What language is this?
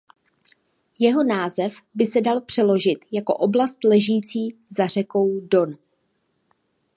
Czech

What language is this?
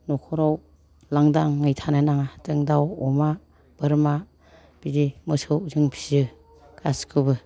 Bodo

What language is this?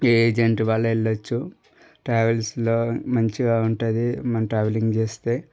Telugu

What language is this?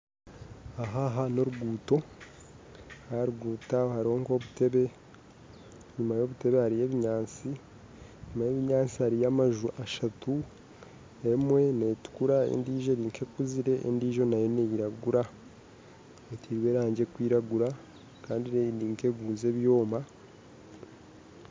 Nyankole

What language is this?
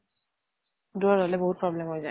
Assamese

